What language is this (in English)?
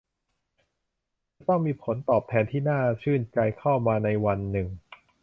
Thai